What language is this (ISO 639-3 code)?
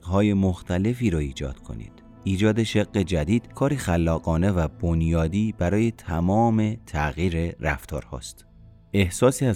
fas